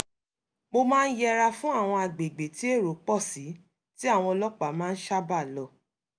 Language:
Yoruba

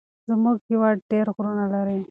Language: Pashto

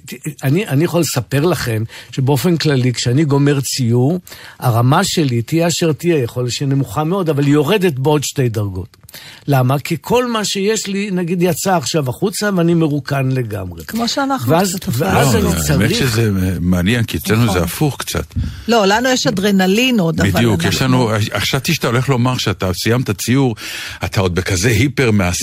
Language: Hebrew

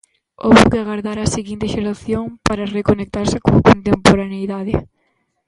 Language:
Galician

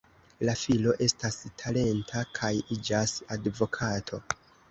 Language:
Esperanto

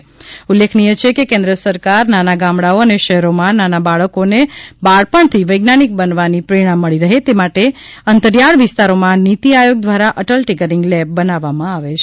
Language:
Gujarati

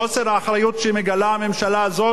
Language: Hebrew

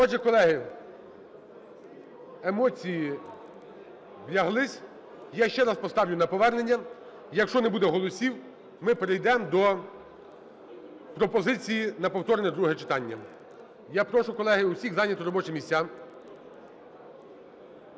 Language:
Ukrainian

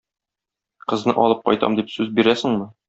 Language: Tatar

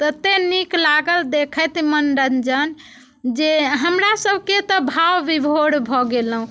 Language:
Maithili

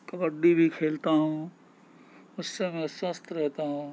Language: Urdu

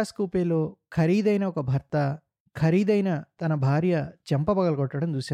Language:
Telugu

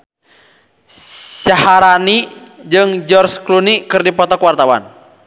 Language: Sundanese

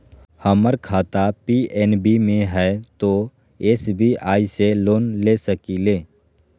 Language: Magahi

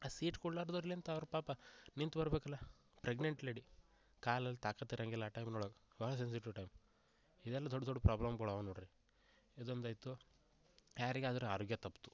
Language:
Kannada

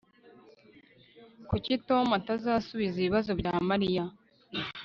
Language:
Kinyarwanda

